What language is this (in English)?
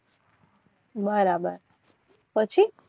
Gujarati